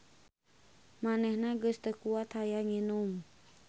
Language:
Sundanese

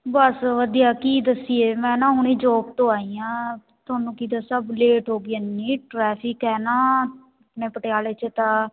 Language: Punjabi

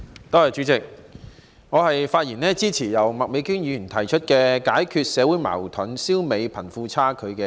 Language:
Cantonese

